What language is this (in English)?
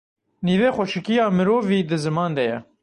Kurdish